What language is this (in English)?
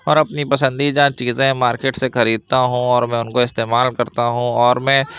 Urdu